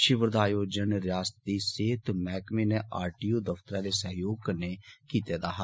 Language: Dogri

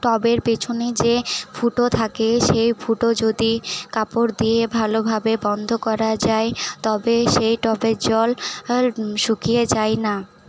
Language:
Bangla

